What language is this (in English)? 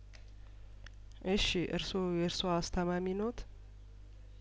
Amharic